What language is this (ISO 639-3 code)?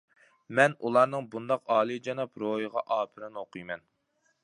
uig